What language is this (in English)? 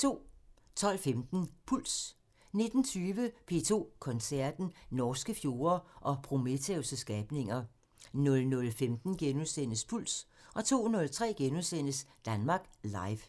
Danish